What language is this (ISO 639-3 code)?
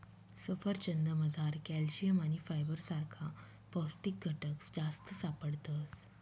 mar